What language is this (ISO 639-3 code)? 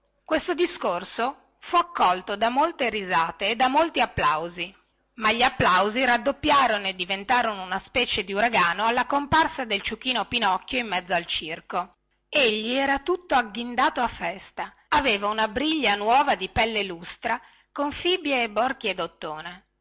ita